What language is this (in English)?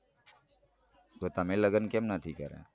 Gujarati